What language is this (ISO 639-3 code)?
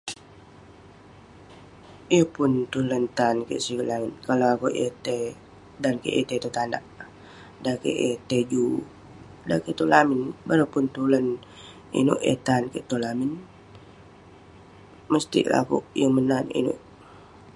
pne